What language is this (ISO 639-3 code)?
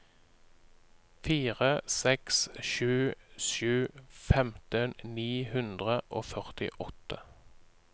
nor